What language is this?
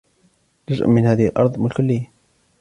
Arabic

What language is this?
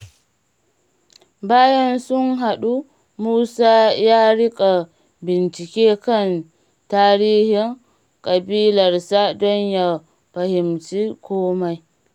Hausa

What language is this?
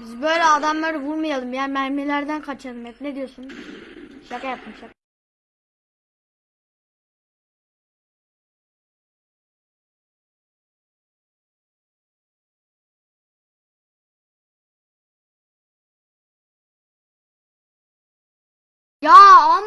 Turkish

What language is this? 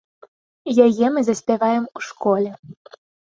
Belarusian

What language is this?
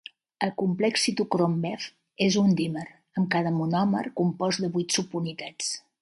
Catalan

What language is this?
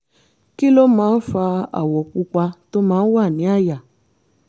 Yoruba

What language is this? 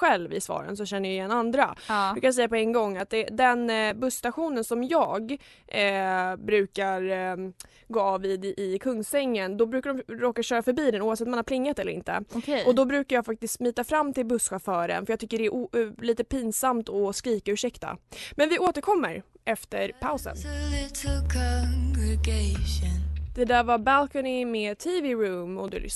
Swedish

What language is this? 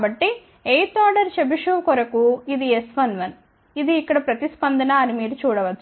Telugu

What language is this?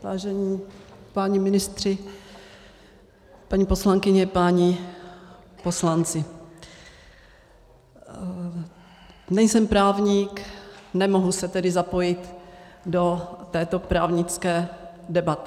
Czech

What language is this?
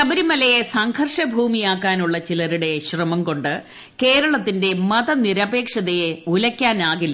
Malayalam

